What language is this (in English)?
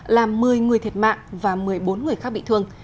Vietnamese